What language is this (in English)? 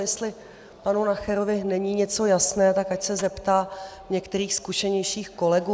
Czech